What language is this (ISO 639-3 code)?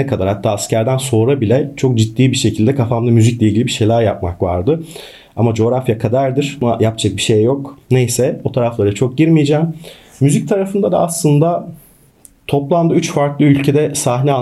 tur